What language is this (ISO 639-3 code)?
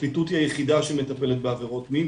heb